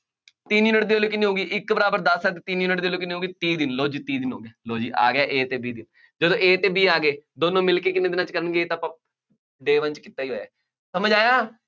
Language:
Punjabi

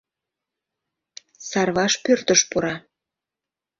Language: Mari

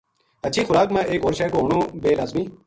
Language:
Gujari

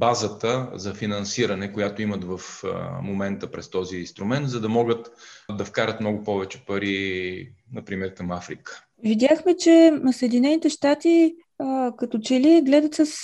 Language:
Bulgarian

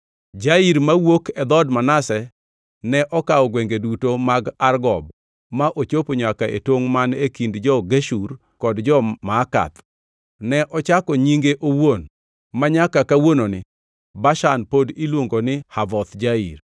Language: Luo (Kenya and Tanzania)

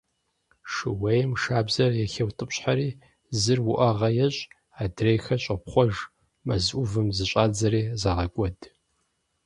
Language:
Kabardian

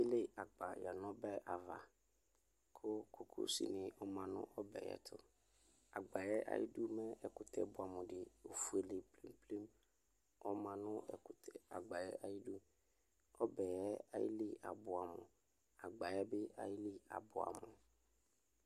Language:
Ikposo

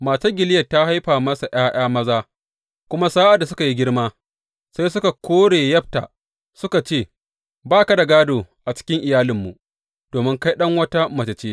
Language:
Hausa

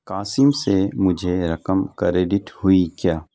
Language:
Urdu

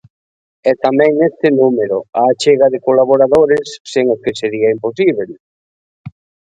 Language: Galician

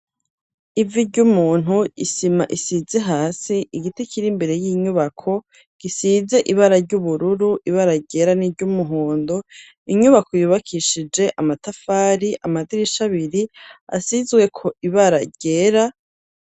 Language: Rundi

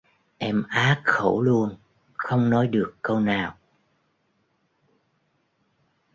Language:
Vietnamese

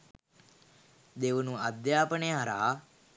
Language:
Sinhala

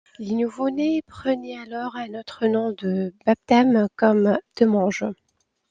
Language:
French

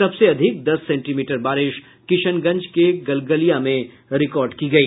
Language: Hindi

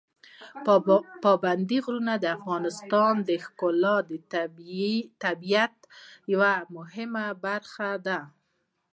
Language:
Pashto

